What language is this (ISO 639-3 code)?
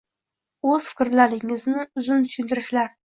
uzb